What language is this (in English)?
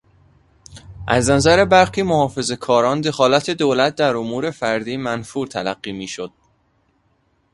Persian